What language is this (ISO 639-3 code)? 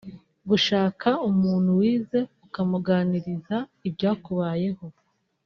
kin